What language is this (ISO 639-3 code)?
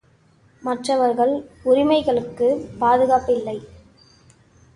tam